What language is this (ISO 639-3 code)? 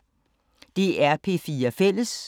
dan